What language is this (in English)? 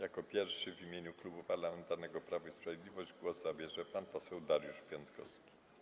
Polish